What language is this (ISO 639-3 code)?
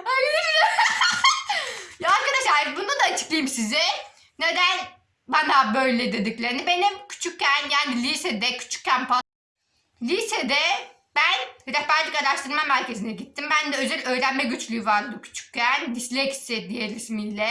tur